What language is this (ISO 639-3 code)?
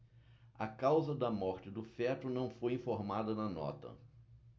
por